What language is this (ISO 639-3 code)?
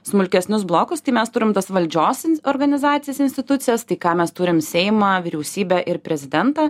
lit